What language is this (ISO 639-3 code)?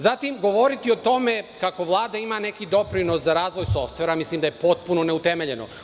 srp